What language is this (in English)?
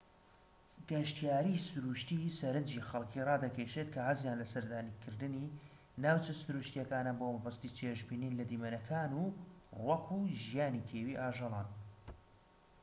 Central Kurdish